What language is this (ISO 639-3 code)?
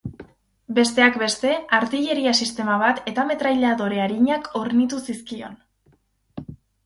eus